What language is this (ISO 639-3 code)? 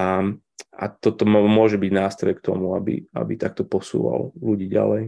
slk